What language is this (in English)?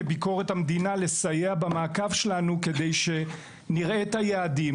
Hebrew